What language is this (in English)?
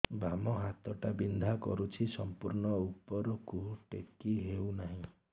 Odia